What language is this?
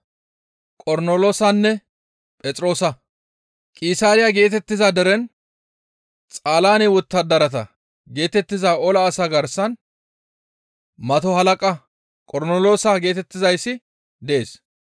Gamo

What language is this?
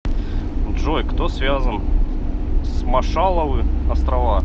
Russian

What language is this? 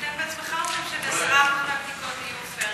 Hebrew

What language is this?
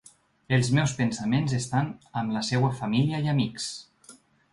Catalan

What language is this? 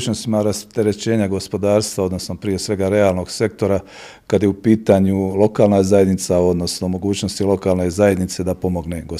Croatian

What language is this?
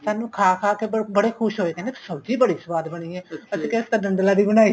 Punjabi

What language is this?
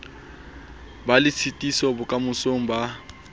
Southern Sotho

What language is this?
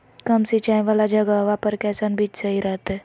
Magahi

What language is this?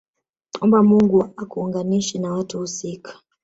Swahili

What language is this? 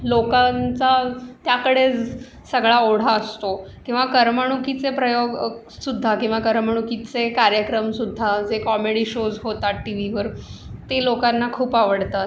Marathi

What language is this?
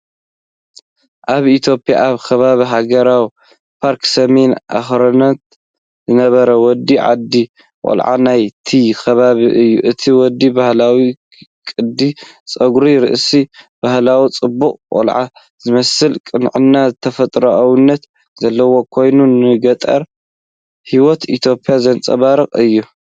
Tigrinya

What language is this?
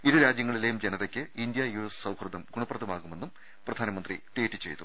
Malayalam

